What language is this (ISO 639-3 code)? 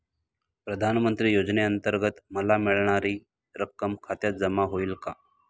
mar